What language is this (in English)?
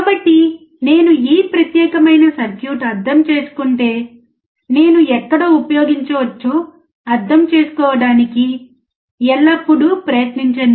Telugu